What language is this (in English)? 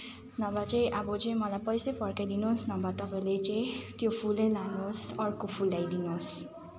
Nepali